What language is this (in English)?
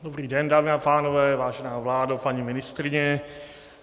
Czech